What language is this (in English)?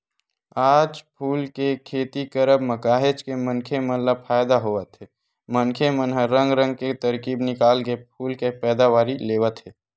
Chhattisgarhi